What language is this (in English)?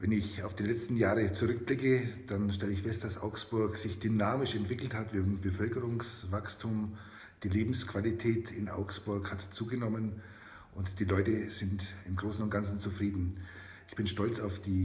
German